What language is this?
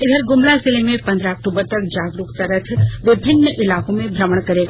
Hindi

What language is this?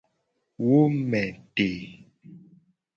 Gen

